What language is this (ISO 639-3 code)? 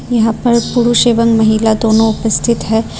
hin